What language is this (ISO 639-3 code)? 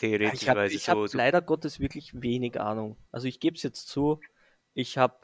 deu